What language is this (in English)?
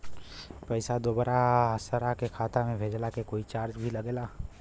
Bhojpuri